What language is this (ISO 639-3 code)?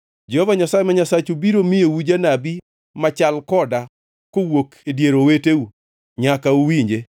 luo